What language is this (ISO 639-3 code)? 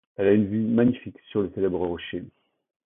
fra